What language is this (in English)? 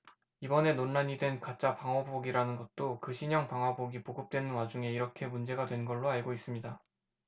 Korean